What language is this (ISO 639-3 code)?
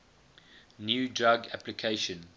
eng